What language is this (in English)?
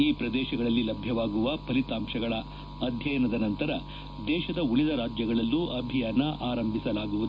Kannada